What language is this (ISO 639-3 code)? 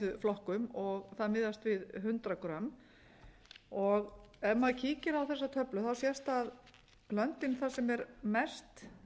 isl